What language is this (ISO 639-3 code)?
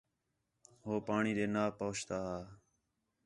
xhe